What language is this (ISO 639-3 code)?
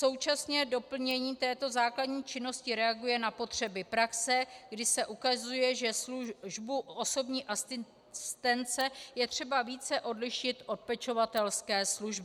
ces